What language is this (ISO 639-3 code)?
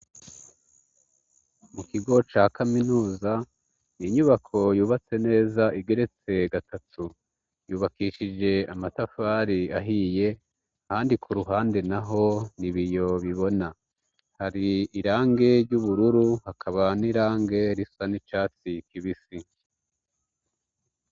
run